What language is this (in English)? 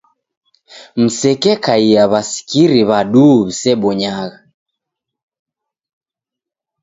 Taita